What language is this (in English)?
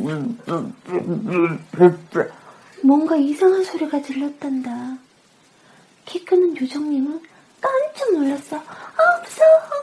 Korean